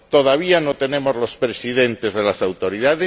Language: Spanish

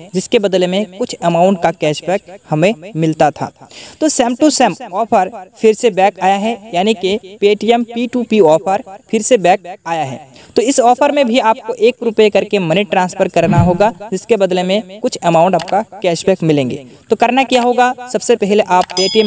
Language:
Hindi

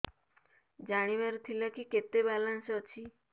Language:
Odia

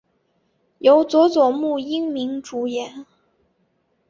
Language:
Chinese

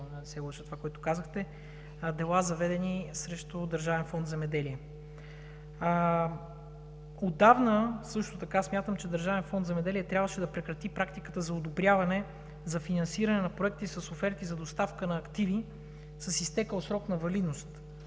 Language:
Bulgarian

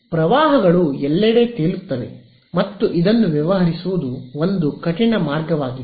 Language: Kannada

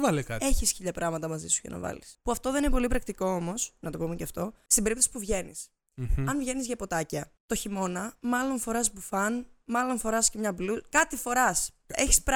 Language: Greek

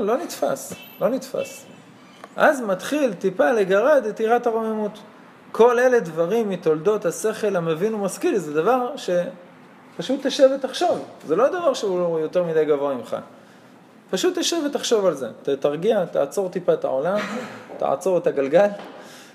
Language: Hebrew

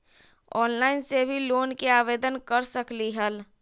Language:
Magahi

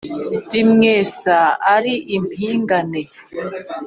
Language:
Kinyarwanda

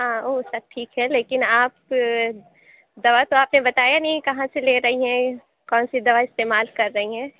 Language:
Urdu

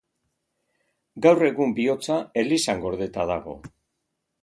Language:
Basque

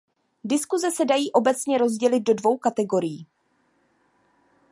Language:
Czech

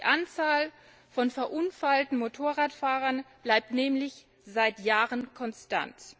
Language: German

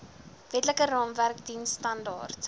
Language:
Afrikaans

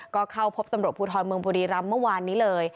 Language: Thai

